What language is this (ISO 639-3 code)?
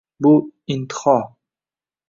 uzb